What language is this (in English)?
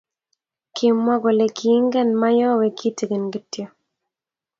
Kalenjin